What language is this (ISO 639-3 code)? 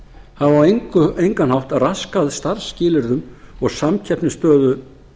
isl